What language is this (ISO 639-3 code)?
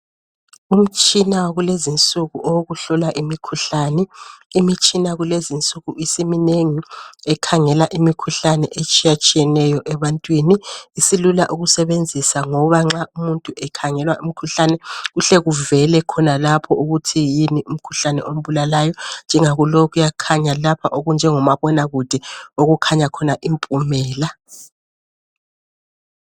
nde